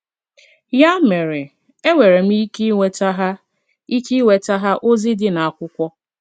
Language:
Igbo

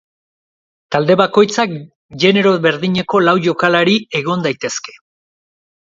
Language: Basque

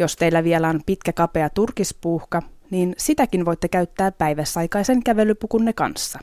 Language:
Finnish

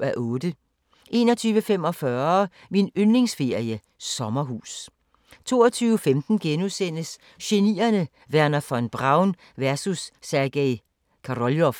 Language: Danish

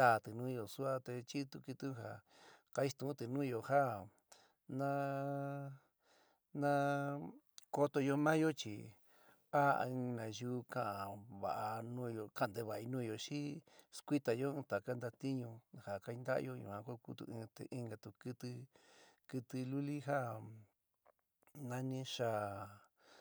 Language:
San Miguel El Grande Mixtec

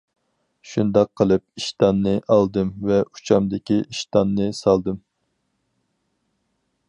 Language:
Uyghur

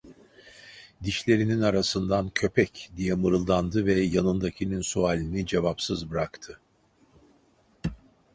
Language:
Turkish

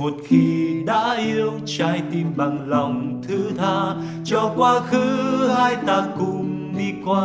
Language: Vietnamese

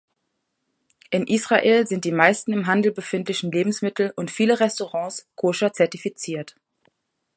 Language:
German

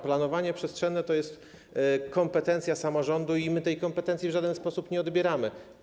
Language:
Polish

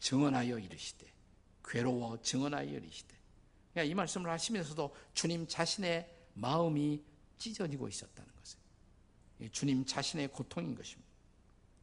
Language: Korean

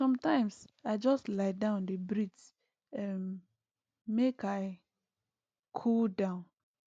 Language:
Nigerian Pidgin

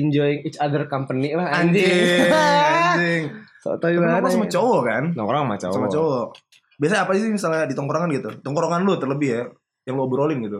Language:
Indonesian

